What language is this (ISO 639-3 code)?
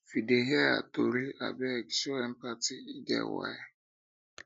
pcm